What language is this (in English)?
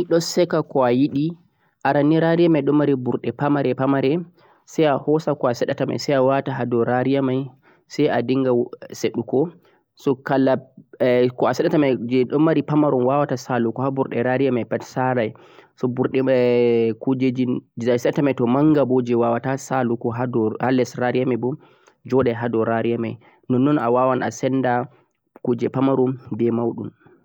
Central-Eastern Niger Fulfulde